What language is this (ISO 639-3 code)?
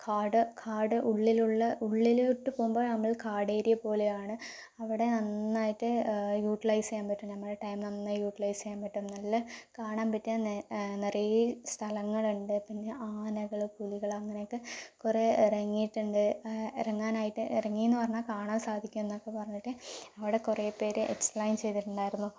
mal